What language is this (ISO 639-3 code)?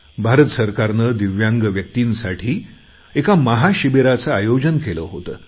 mar